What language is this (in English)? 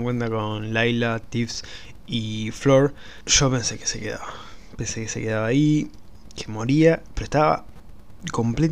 Spanish